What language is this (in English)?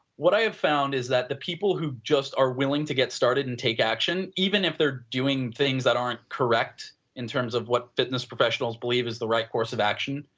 English